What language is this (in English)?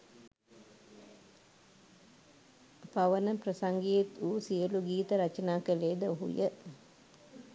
Sinhala